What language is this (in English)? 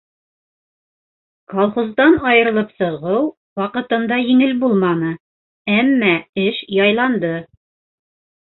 Bashkir